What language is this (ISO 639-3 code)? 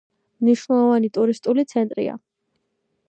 kat